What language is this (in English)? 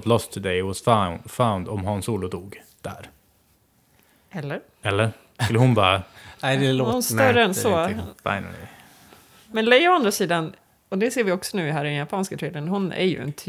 Swedish